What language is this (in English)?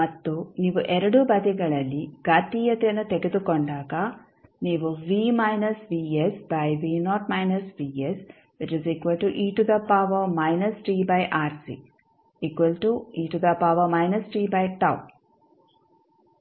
Kannada